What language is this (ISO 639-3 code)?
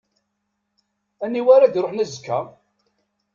kab